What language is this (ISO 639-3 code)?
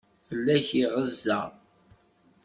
kab